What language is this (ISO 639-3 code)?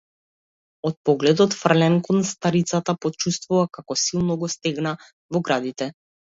mkd